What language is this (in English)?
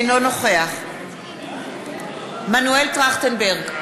Hebrew